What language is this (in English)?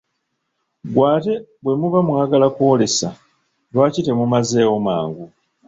Ganda